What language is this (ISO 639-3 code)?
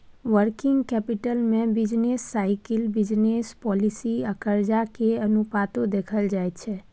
mai